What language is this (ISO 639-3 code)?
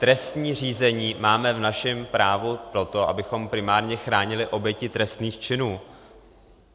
ces